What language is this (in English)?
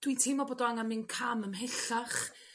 Welsh